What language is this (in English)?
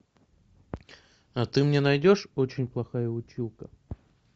Russian